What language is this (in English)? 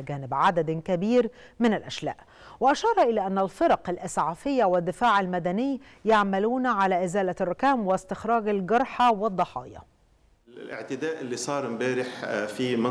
Arabic